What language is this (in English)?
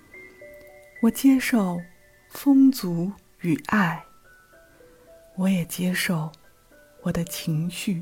Chinese